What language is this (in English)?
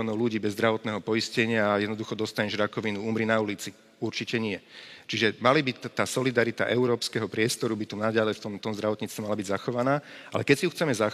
Slovak